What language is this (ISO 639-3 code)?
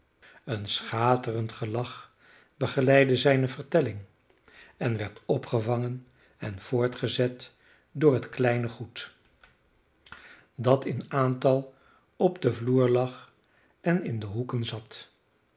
nld